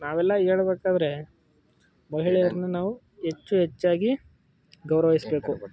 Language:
Kannada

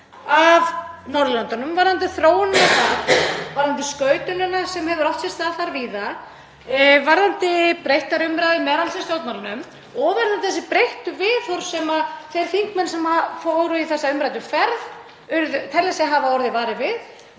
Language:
Icelandic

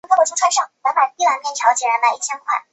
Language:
Chinese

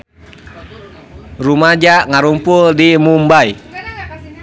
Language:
Sundanese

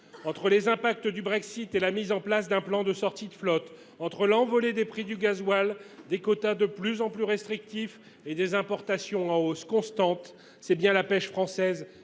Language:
French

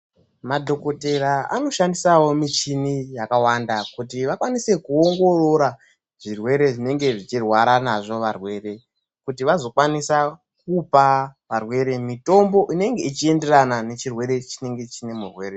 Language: Ndau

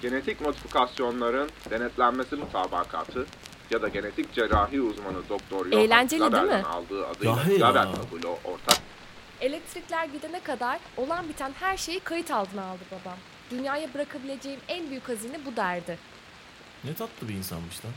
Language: Turkish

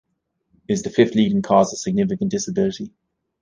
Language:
English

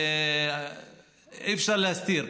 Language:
Hebrew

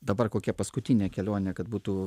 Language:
Lithuanian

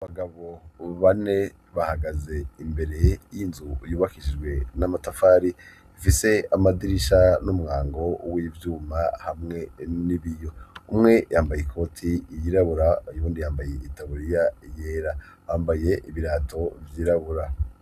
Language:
Rundi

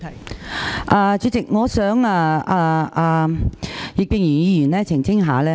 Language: Cantonese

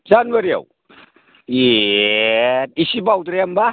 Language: Bodo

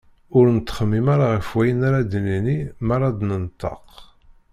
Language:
Kabyle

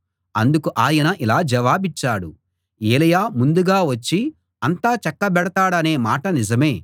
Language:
Telugu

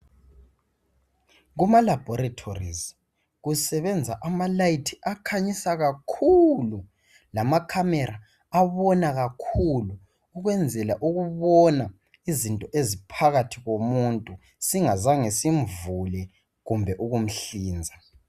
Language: North Ndebele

